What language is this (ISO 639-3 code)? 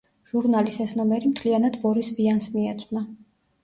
kat